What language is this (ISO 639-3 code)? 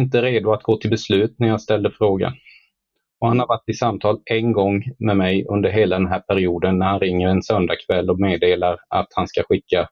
swe